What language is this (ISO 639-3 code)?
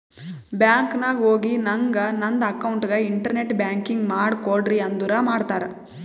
kan